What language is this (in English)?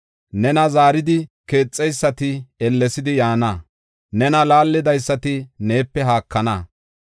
Gofa